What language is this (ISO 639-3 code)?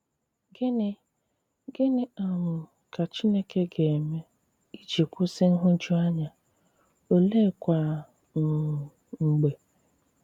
ibo